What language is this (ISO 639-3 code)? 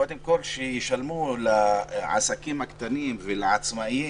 heb